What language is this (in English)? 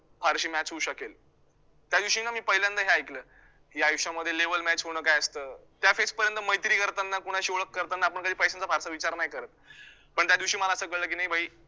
Marathi